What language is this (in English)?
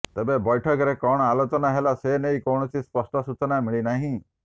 Odia